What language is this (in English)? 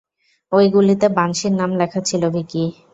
Bangla